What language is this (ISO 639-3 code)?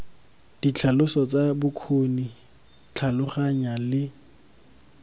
tsn